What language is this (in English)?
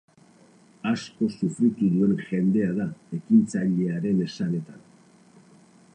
Basque